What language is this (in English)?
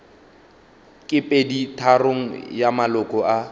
Northern Sotho